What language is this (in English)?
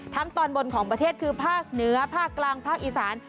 Thai